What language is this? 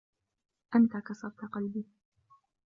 Arabic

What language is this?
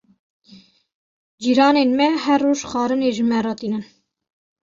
Kurdish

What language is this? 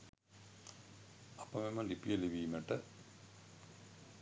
Sinhala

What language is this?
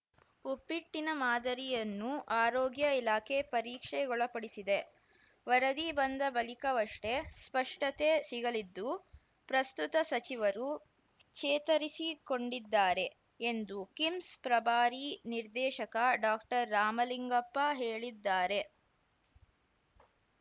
Kannada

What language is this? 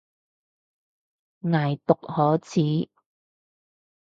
Cantonese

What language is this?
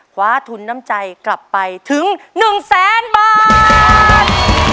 Thai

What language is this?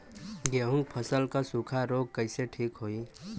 Bhojpuri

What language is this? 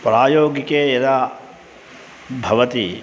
Sanskrit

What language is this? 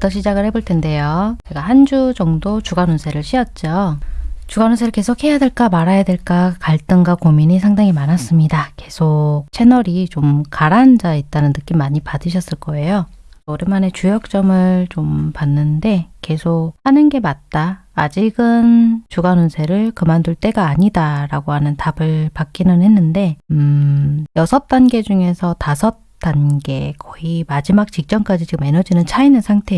Korean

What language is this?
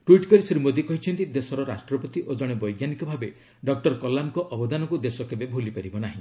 Odia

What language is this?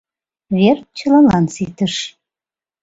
Mari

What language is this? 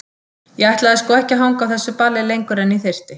Icelandic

